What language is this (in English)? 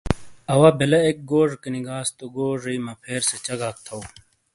Shina